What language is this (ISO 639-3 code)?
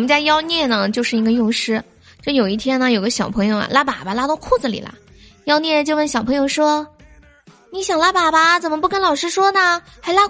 zho